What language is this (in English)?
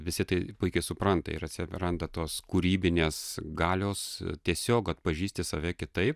Lithuanian